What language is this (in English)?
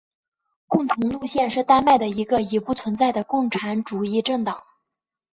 Chinese